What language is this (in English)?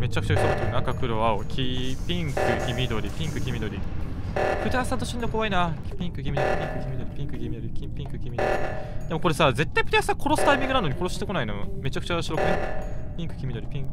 Japanese